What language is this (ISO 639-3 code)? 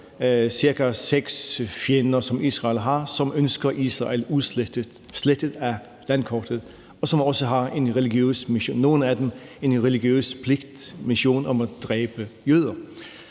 dan